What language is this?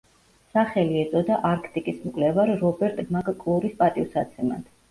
Georgian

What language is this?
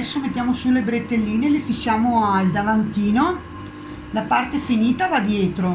Italian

